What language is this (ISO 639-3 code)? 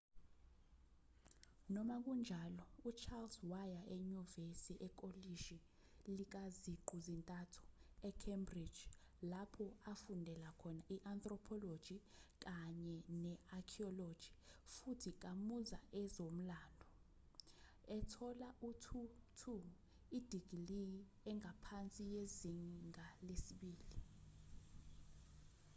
zul